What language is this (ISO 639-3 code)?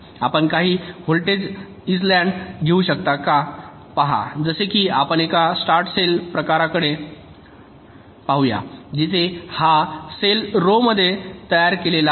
mar